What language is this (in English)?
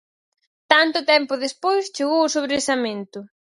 Galician